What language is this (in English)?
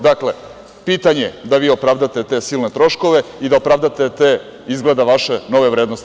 Serbian